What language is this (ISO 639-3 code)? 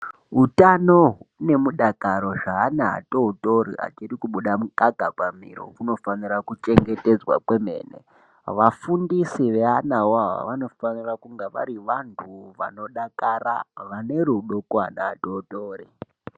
ndc